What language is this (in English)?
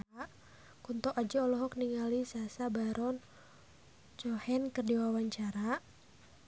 Sundanese